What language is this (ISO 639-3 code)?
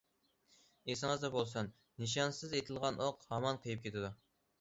uig